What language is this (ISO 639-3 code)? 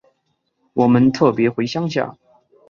zho